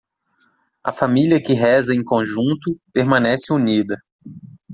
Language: Portuguese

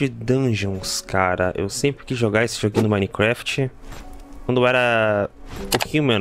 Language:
Portuguese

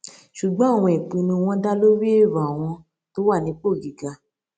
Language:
Yoruba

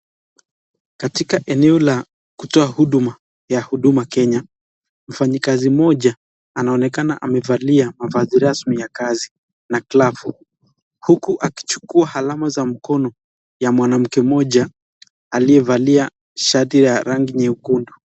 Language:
Swahili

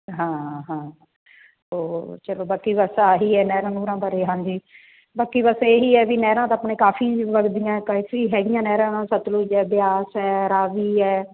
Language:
Punjabi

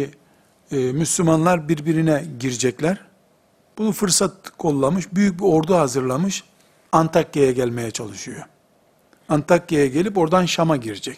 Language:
Turkish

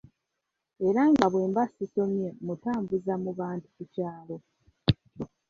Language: Ganda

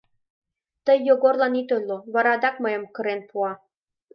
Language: Mari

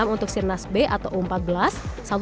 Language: Indonesian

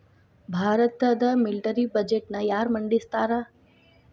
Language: Kannada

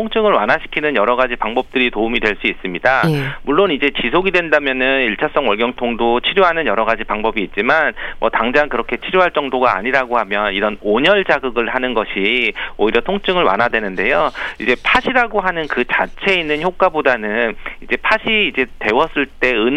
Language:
Korean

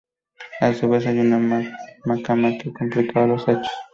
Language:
Spanish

